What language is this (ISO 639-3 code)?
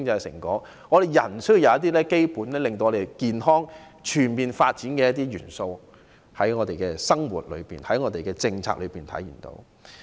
yue